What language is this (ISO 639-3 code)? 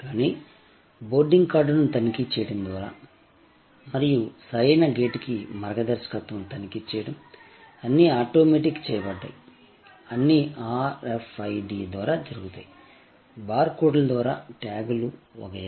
tel